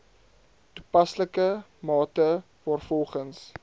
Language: Afrikaans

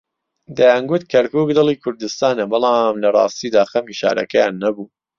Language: Central Kurdish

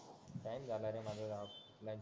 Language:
Marathi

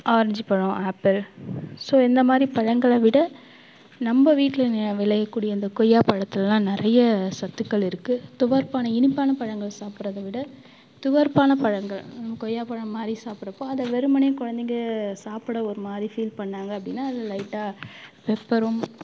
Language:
Tamil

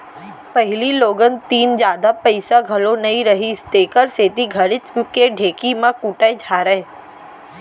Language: Chhattisgarhi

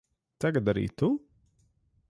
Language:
Latvian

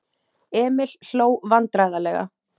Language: Icelandic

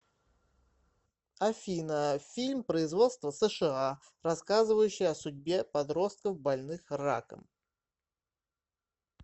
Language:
Russian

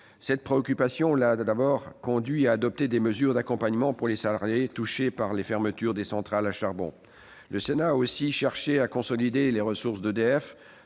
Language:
French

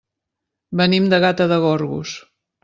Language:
Catalan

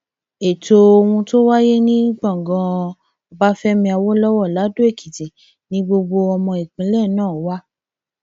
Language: Yoruba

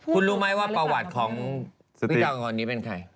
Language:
Thai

